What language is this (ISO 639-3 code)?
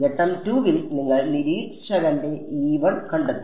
mal